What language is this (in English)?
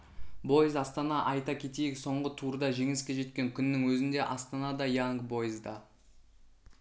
Kazakh